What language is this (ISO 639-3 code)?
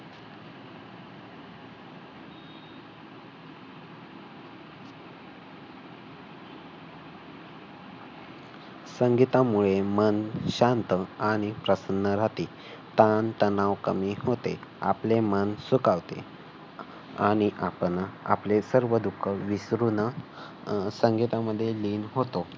mar